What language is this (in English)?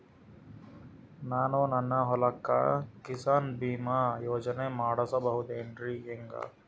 Kannada